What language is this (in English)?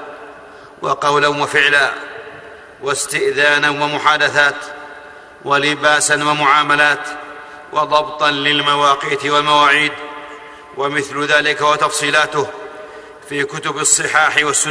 Arabic